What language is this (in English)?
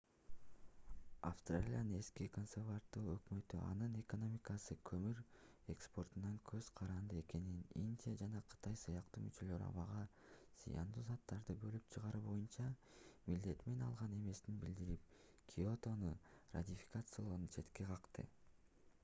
Kyrgyz